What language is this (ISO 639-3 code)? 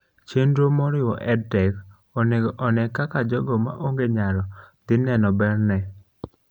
luo